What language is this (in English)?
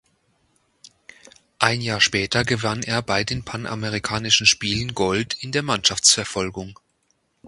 German